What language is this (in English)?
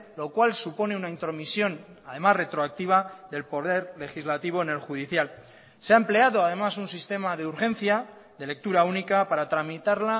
Spanish